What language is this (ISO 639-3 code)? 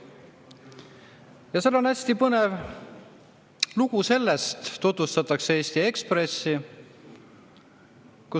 est